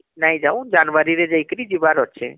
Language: Odia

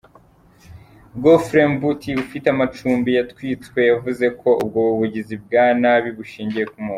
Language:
Kinyarwanda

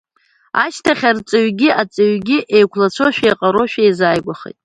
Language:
Abkhazian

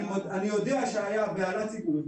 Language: Hebrew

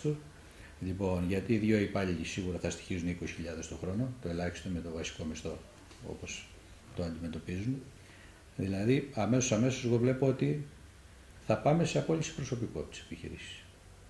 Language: Greek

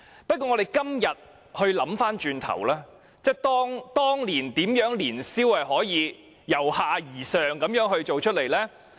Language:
Cantonese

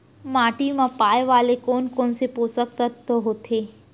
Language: Chhattisgarhi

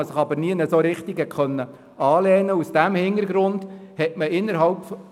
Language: Swiss German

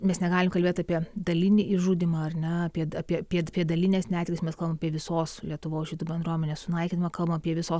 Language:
Lithuanian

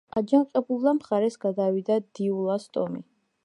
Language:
Georgian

